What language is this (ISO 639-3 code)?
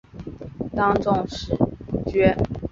zho